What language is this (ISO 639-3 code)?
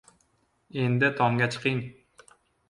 uzb